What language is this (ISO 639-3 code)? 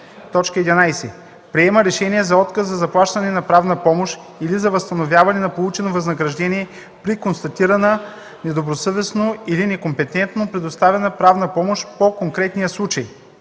bul